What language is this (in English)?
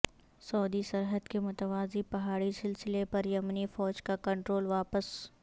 Urdu